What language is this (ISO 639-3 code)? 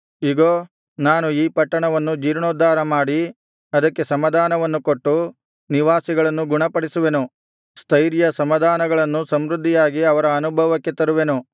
kan